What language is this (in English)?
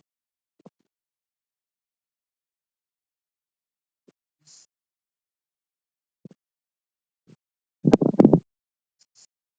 Tigrinya